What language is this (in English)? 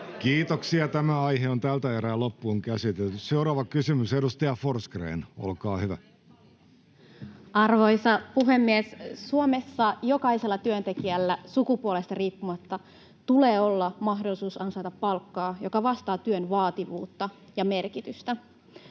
Finnish